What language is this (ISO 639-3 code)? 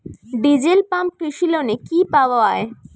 ben